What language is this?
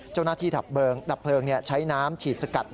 Thai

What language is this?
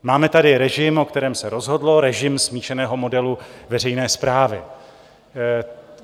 Czech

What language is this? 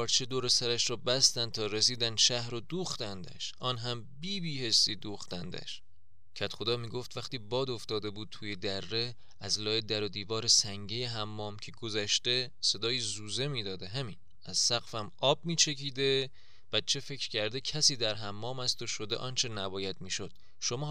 Persian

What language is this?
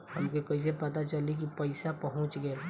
Bhojpuri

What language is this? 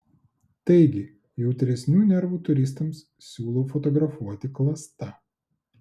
Lithuanian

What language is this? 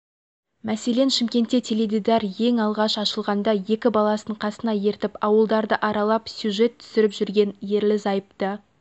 Kazakh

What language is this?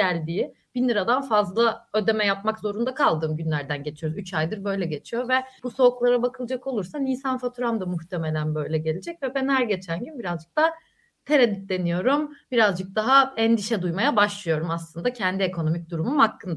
Turkish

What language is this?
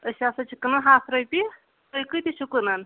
Kashmiri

